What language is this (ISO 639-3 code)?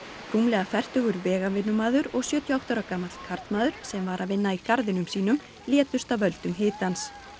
isl